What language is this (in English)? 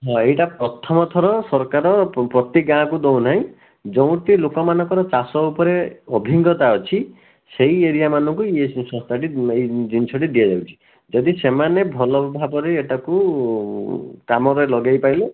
Odia